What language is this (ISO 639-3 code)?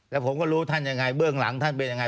tha